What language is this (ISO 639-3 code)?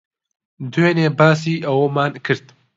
ckb